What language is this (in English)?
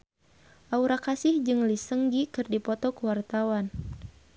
Sundanese